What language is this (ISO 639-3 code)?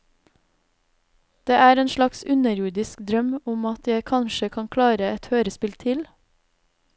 nor